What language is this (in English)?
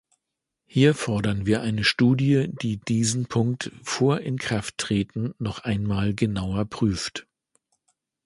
German